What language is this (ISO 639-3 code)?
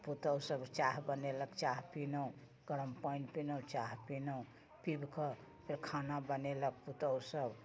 mai